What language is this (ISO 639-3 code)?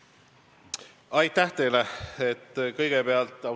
est